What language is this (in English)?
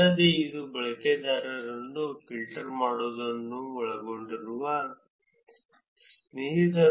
Kannada